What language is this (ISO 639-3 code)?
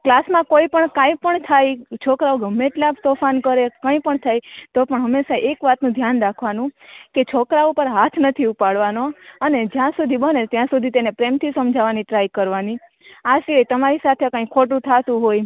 guj